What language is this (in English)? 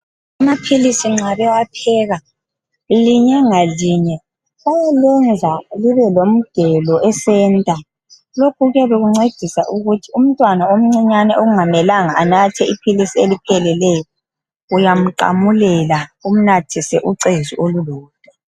North Ndebele